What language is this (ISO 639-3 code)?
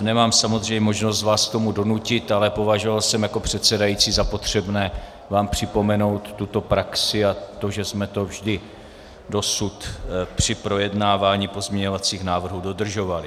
ces